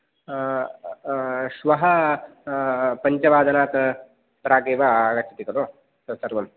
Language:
Sanskrit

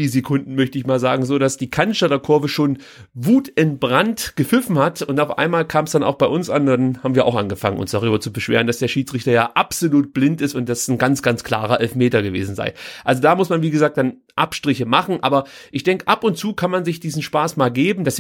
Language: German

